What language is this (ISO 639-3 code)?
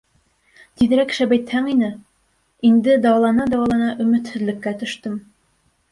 bak